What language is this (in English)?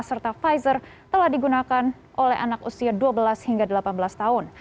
Indonesian